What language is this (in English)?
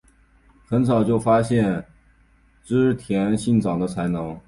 Chinese